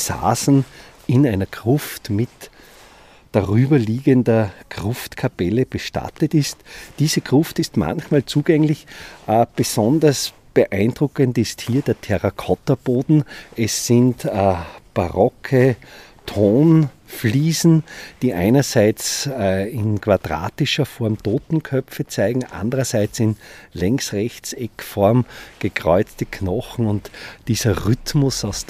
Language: German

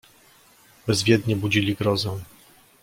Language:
Polish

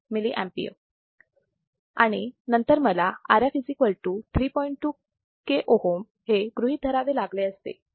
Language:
Marathi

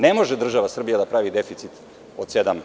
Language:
Serbian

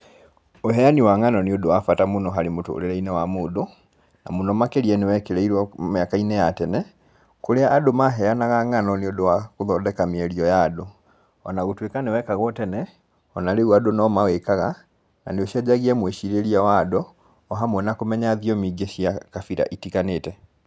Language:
Kikuyu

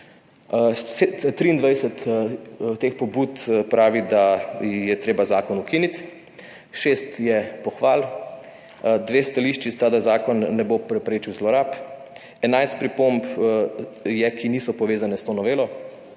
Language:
Slovenian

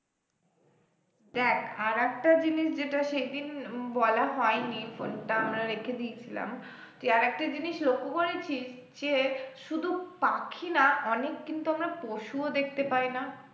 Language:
Bangla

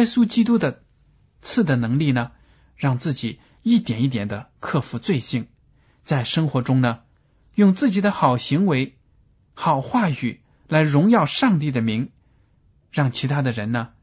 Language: Chinese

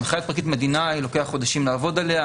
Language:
Hebrew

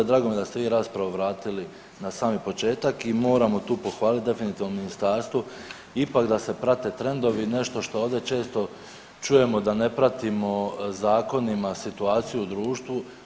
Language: Croatian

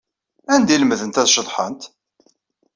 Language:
Kabyle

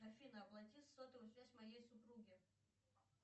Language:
Russian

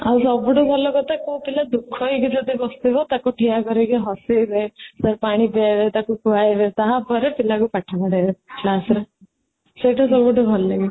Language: Odia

